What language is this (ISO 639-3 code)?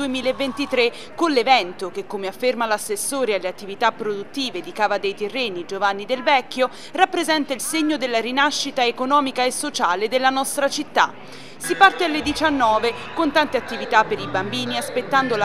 ita